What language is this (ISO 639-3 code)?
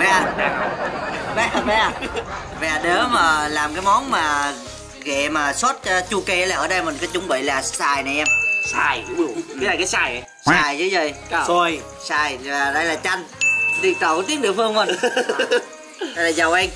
vie